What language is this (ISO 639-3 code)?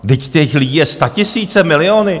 ces